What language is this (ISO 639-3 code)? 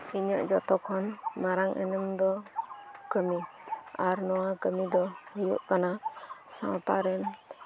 sat